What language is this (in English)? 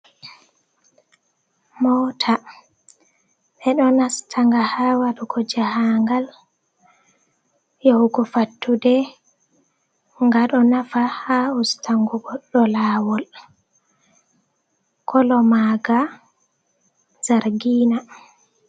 Fula